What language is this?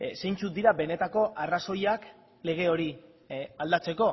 Basque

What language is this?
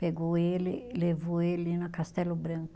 Portuguese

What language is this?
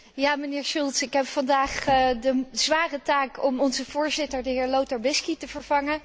Dutch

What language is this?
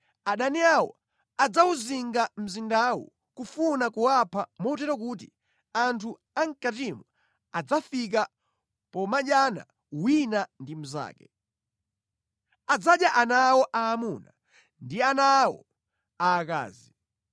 Nyanja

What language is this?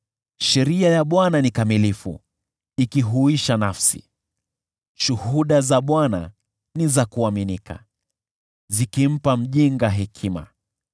Swahili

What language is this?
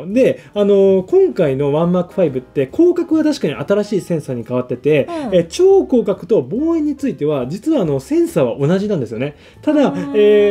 Japanese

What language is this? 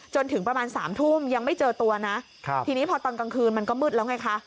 Thai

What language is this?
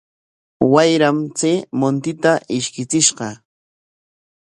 Corongo Ancash Quechua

